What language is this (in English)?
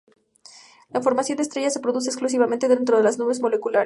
Spanish